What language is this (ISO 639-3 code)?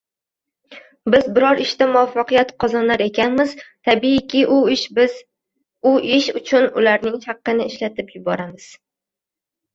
uzb